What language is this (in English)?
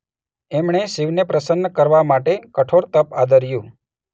Gujarati